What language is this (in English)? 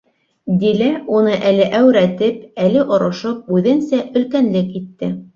Bashkir